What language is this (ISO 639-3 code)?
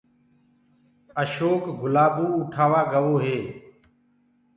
ggg